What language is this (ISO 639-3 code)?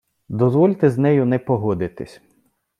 ukr